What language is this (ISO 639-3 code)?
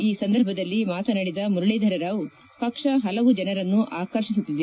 kan